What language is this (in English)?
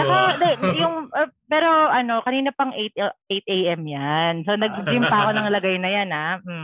Filipino